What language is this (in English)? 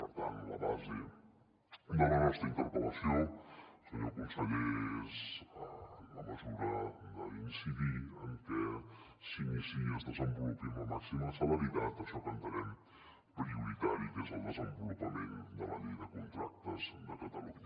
Catalan